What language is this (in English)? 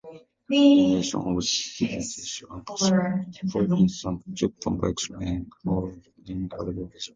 English